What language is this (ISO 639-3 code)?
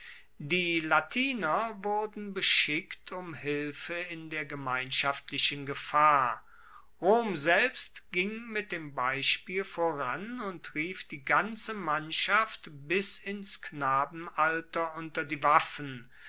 deu